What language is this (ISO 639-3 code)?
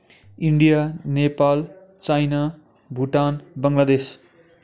nep